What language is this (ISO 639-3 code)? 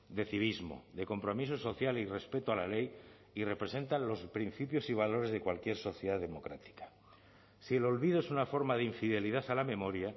spa